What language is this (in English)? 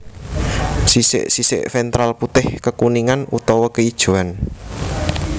Javanese